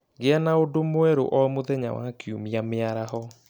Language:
Kikuyu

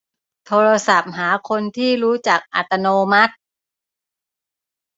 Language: Thai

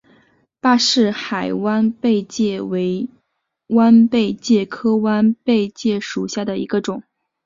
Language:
Chinese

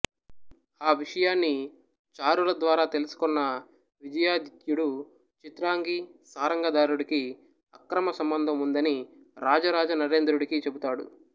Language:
Telugu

